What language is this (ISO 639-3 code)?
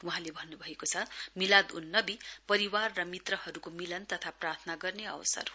nep